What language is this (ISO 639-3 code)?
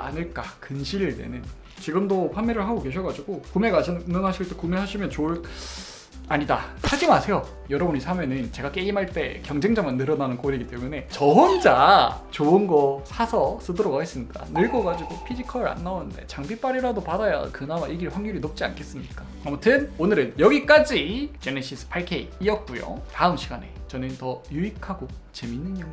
kor